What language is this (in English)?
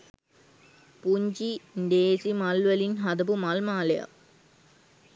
Sinhala